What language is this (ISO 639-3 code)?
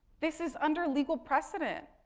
eng